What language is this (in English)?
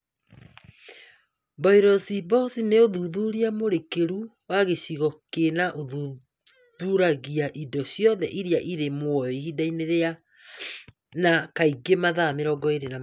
Kikuyu